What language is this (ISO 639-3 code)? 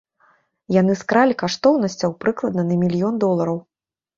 bel